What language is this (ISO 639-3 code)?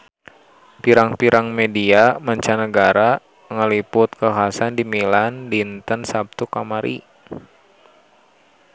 sun